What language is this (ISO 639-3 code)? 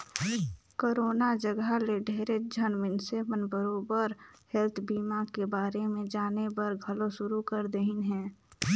hne